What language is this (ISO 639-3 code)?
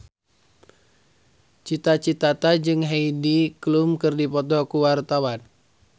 sun